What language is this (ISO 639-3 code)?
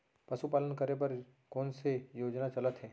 hne